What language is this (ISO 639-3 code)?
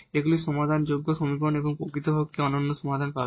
ben